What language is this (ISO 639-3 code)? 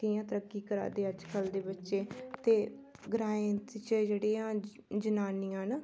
doi